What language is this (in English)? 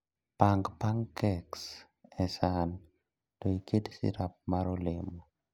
Luo (Kenya and Tanzania)